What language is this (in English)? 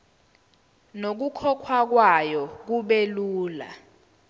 Zulu